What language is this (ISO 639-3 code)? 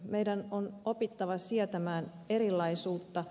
fin